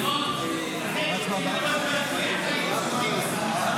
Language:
Hebrew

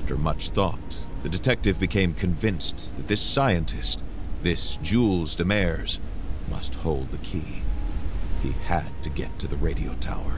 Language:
German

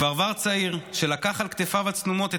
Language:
Hebrew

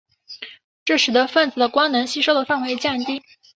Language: Chinese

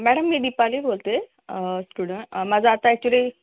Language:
Marathi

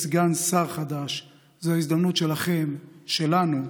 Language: Hebrew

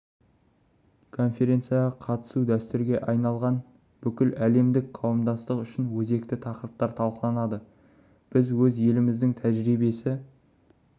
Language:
Kazakh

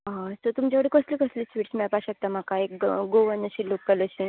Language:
Konkani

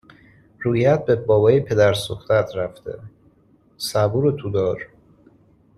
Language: Persian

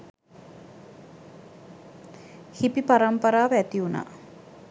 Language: Sinhala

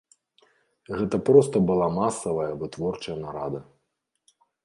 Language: Belarusian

